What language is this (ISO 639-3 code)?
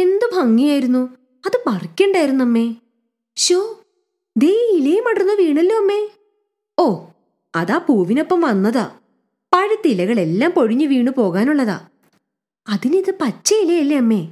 mal